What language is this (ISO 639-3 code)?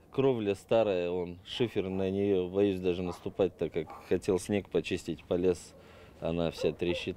rus